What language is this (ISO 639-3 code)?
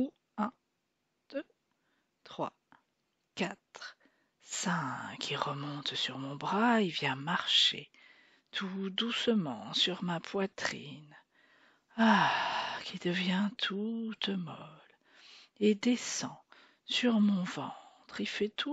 fra